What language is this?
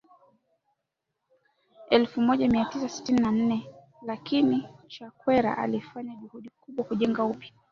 Swahili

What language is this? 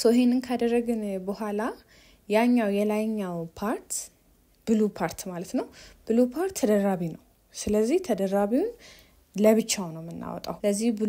Arabic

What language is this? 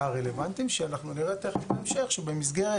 Hebrew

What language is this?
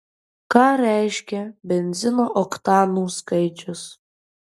Lithuanian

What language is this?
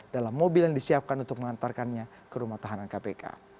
Indonesian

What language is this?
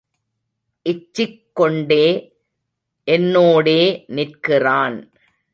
Tamil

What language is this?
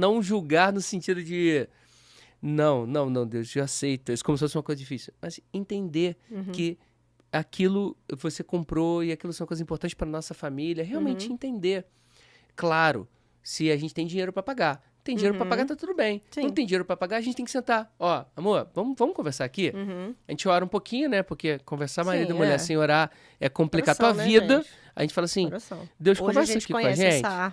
Portuguese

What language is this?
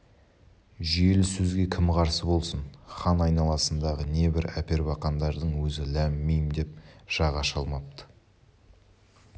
Kazakh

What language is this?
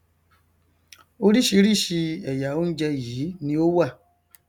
Yoruba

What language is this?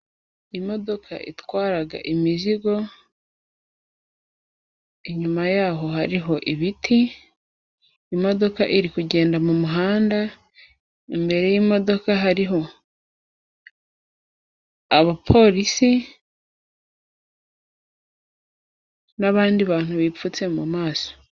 Kinyarwanda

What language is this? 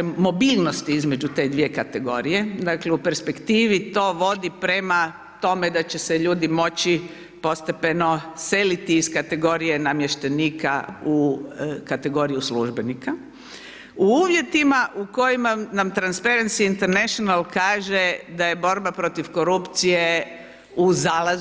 Croatian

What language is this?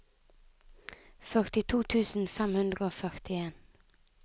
Norwegian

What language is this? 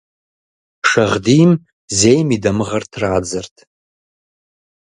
Kabardian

